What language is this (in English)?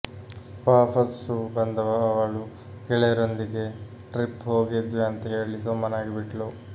Kannada